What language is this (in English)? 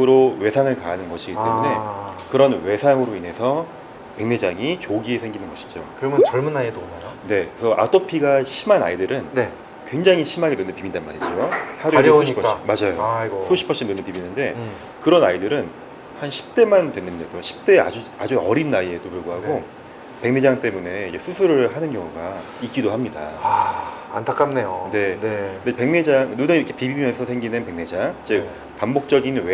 Korean